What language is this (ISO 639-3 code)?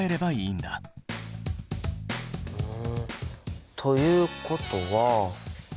jpn